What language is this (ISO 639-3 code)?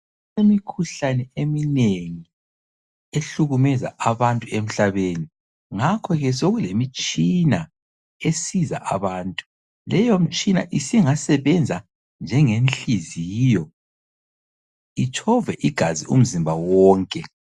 nde